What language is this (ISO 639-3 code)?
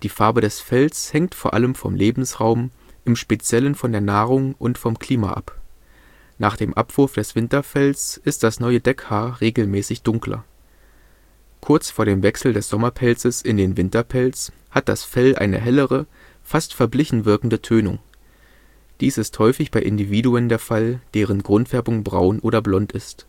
deu